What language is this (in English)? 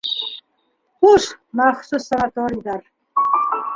Bashkir